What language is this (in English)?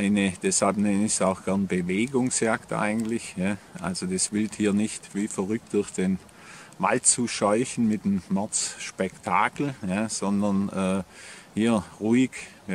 German